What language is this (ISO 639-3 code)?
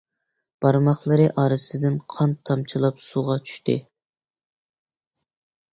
uig